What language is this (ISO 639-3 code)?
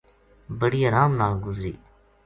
gju